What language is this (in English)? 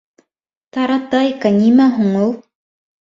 Bashkir